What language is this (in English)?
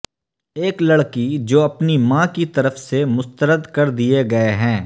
Urdu